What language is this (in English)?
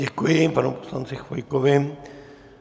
Czech